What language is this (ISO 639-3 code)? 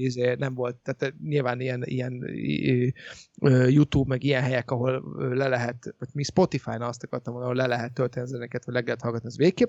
hun